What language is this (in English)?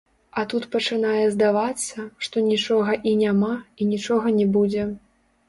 Belarusian